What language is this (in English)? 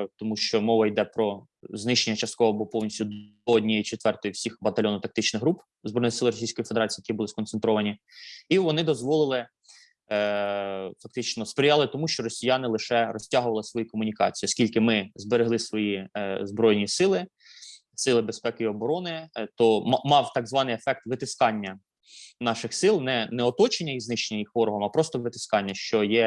Ukrainian